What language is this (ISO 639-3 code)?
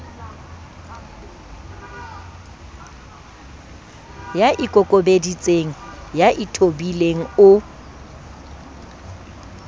sot